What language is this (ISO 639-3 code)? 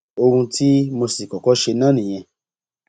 yor